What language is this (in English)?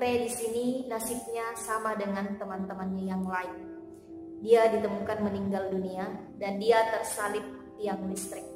Indonesian